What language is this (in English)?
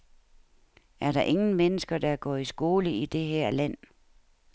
Danish